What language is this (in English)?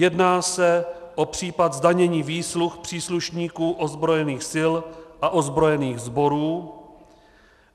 Czech